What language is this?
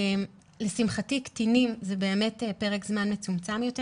Hebrew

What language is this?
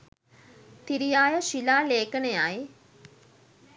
Sinhala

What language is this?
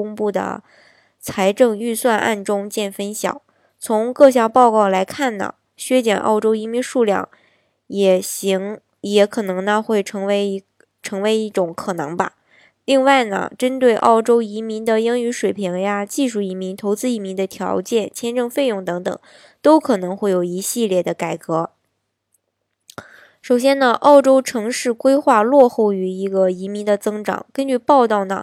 Chinese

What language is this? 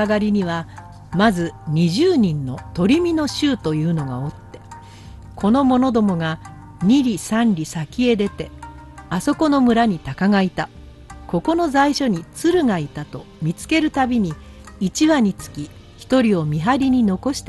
Japanese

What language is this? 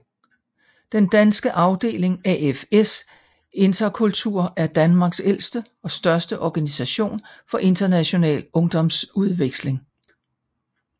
Danish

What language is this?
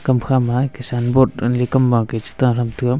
Wancho Naga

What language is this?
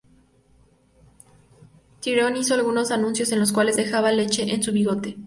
Spanish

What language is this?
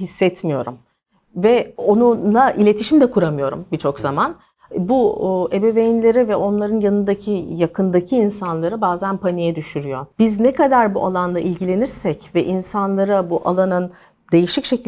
Turkish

